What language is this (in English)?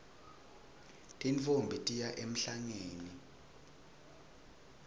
Swati